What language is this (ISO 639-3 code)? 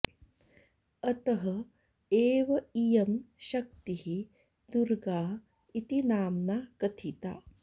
san